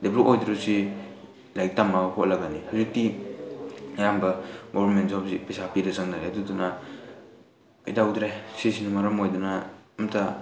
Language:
Manipuri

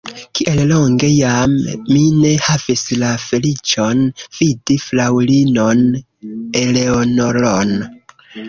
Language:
Esperanto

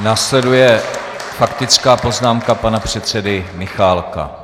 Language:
Czech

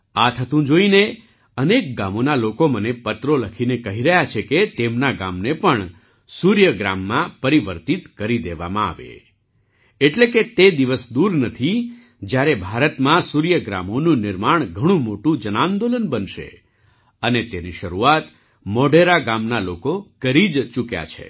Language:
Gujarati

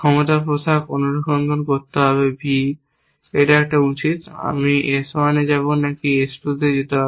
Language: Bangla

